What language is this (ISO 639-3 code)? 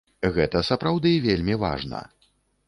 bel